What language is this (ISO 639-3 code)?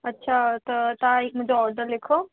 snd